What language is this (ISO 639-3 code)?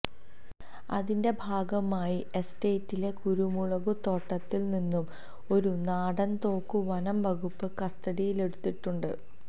mal